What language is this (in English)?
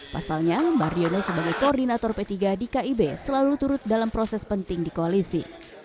Indonesian